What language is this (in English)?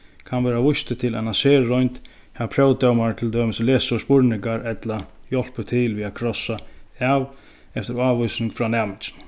Faroese